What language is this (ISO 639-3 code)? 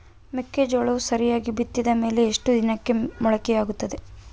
kan